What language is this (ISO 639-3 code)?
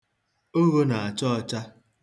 ibo